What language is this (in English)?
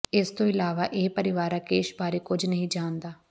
Punjabi